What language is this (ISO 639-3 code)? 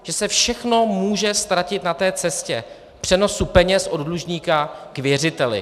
ces